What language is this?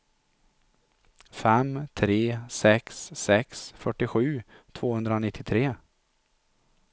Swedish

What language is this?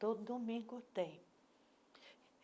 Portuguese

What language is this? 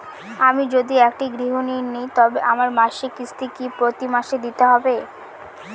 Bangla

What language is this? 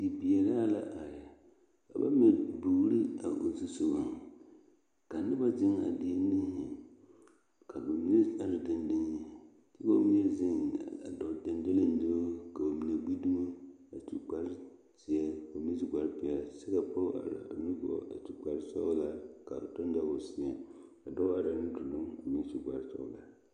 Southern Dagaare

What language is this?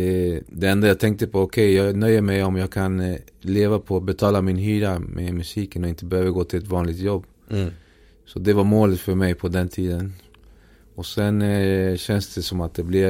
Swedish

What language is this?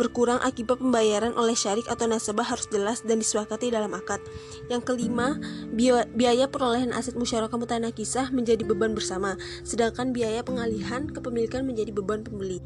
Indonesian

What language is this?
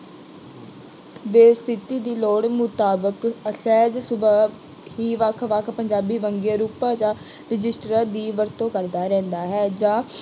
Punjabi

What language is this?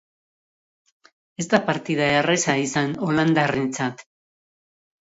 Basque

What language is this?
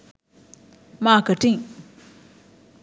Sinhala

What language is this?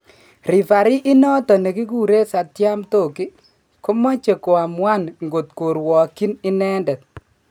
Kalenjin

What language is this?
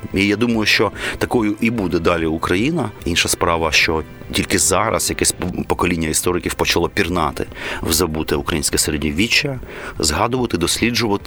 Ukrainian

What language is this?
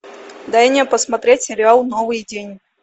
Russian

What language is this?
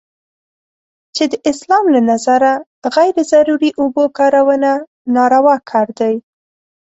Pashto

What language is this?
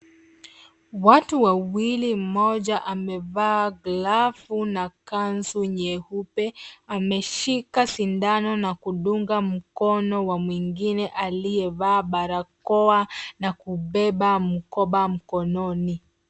Swahili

